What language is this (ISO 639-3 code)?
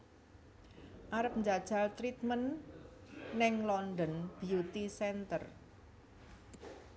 jav